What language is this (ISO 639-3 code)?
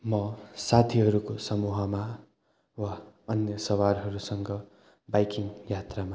nep